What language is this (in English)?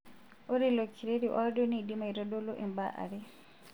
Masai